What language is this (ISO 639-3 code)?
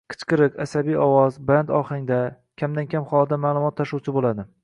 uzb